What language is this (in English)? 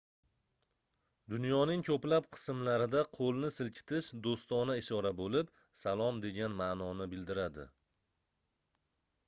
Uzbek